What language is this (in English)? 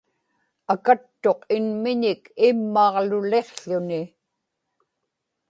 Inupiaq